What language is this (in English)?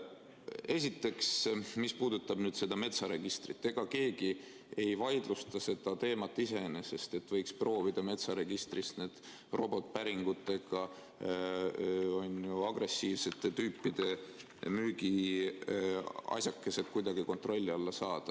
Estonian